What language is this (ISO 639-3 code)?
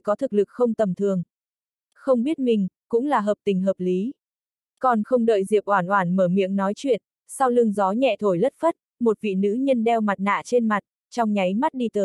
vie